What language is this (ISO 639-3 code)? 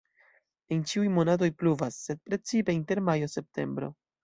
epo